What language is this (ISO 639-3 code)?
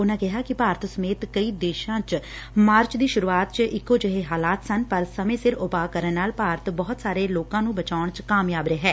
pan